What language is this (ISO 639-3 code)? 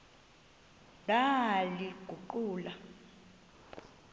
xho